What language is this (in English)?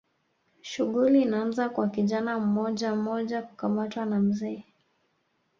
Swahili